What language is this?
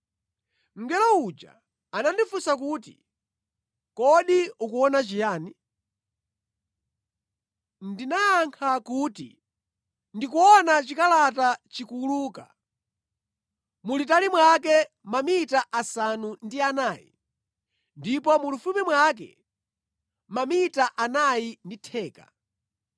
Nyanja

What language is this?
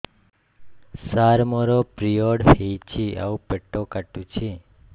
Odia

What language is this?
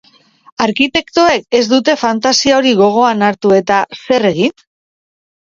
Basque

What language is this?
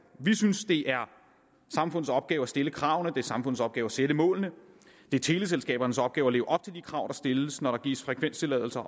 Danish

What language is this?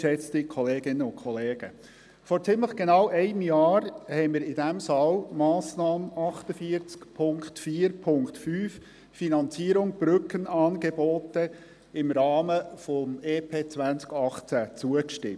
Swiss German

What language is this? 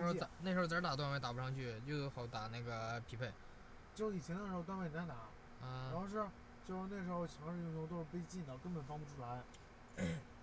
Chinese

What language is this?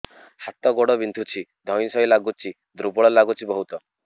Odia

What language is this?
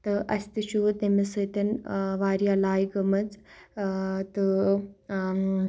Kashmiri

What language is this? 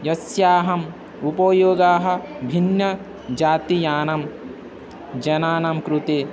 Sanskrit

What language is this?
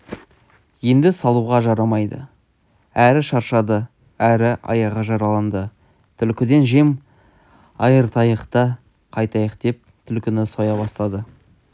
Kazakh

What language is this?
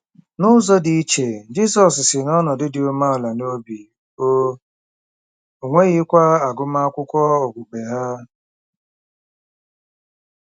Igbo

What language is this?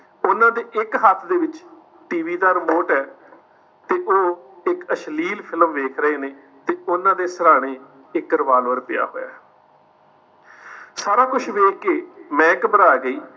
Punjabi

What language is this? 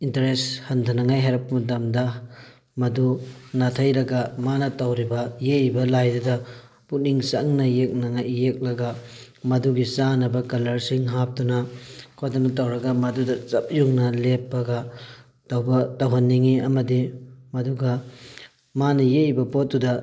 Manipuri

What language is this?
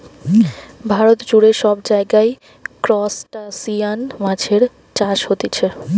Bangla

